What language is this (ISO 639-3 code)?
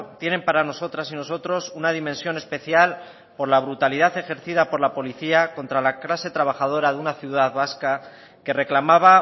spa